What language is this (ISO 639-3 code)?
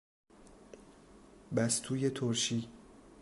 fas